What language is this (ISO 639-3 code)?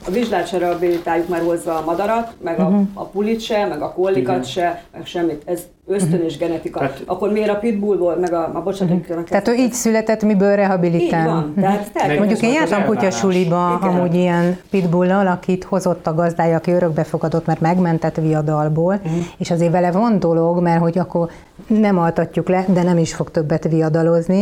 hun